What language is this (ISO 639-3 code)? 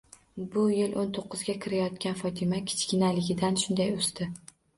uzb